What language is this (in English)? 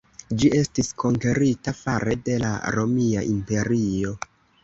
Esperanto